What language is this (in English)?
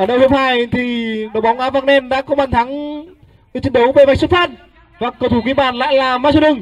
Vietnamese